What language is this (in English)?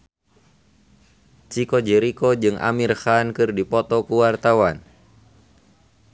Sundanese